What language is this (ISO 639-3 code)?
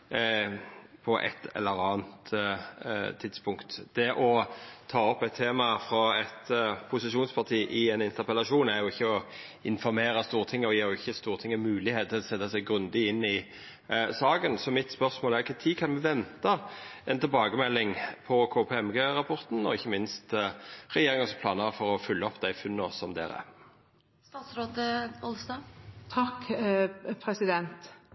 nno